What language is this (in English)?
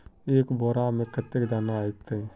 Magahi